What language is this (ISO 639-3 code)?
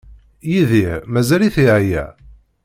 kab